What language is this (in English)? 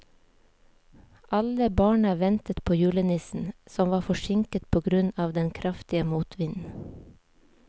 Norwegian